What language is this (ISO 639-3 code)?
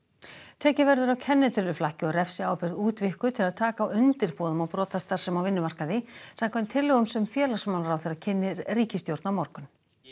isl